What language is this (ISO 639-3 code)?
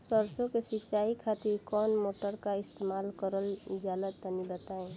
bho